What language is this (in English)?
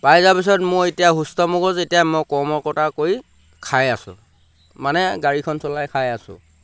Assamese